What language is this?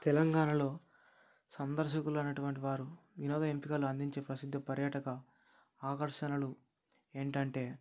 Telugu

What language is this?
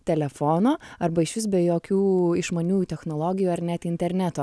Lithuanian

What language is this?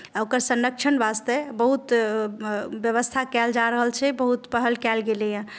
Maithili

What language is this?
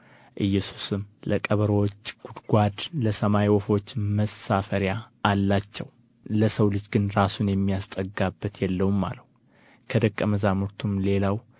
Amharic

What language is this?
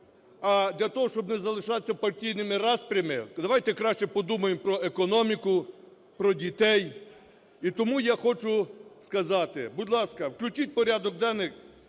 Ukrainian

